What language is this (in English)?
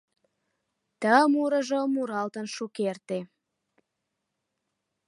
Mari